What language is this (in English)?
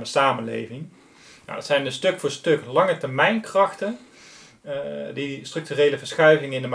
Dutch